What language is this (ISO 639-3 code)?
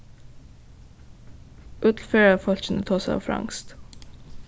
fao